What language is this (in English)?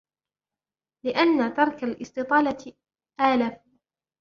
Arabic